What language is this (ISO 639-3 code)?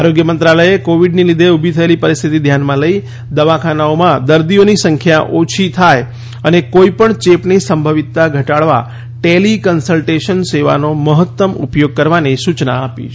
guj